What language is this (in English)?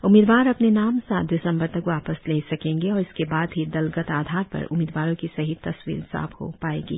Hindi